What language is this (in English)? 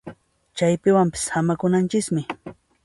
Puno Quechua